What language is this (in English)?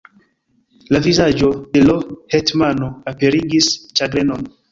Esperanto